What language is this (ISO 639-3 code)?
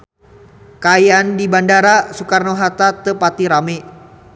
sun